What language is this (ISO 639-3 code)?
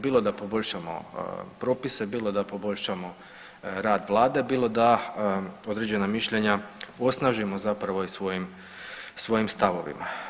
hrv